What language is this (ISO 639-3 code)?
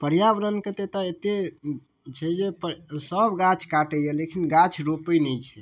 mai